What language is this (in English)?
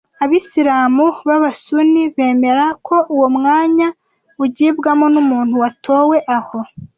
Kinyarwanda